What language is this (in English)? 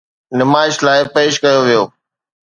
Sindhi